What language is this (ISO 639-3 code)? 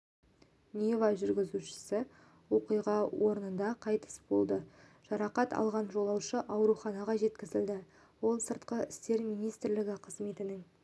kaz